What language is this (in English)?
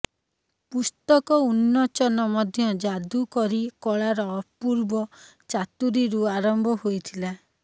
Odia